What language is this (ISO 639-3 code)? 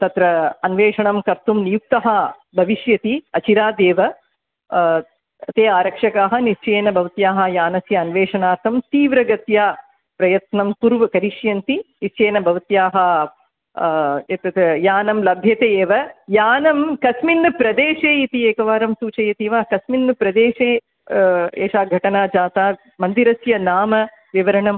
san